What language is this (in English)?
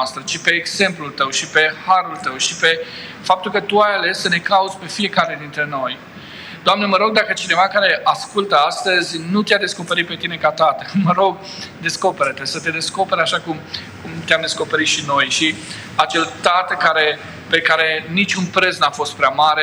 Romanian